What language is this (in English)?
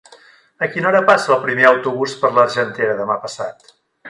Catalan